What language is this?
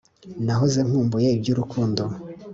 Kinyarwanda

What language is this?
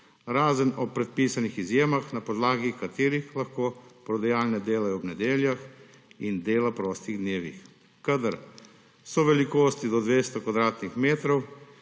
Slovenian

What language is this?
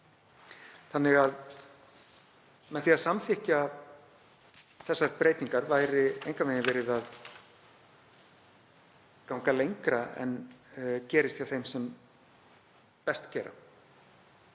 Icelandic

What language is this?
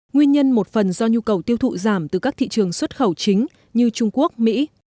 Vietnamese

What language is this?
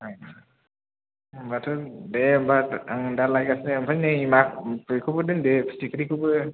Bodo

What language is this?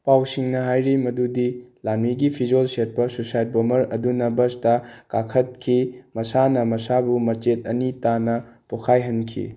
Manipuri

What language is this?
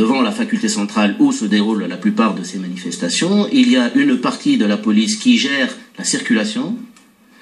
French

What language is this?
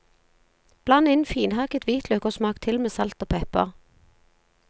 Norwegian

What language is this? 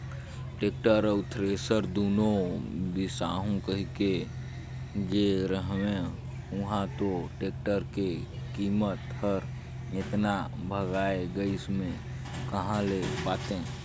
Chhattisgarhi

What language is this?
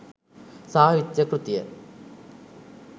Sinhala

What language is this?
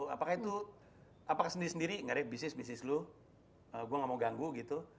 Indonesian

